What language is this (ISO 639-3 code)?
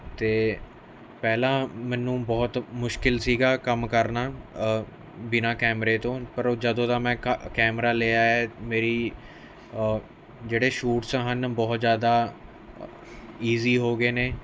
pan